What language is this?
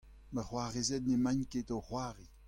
Breton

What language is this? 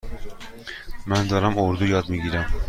Persian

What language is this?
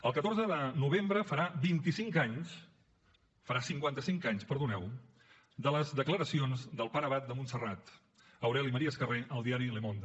Catalan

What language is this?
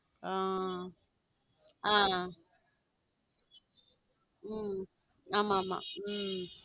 Tamil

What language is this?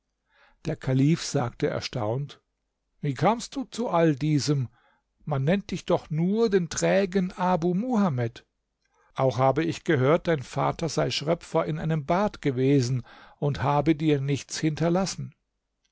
German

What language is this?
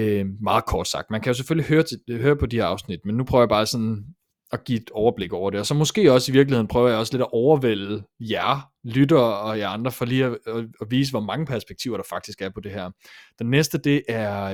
Danish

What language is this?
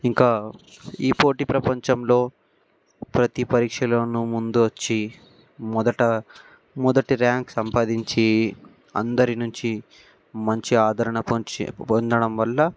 Telugu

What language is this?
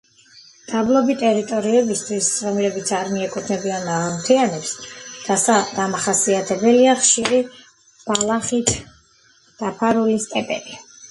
Georgian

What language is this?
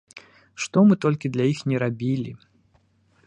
Belarusian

